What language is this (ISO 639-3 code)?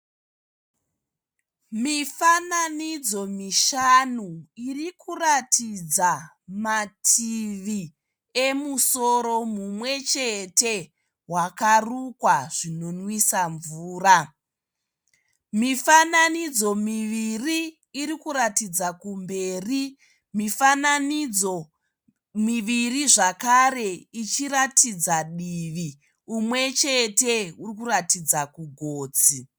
sna